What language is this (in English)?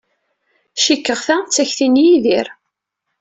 Kabyle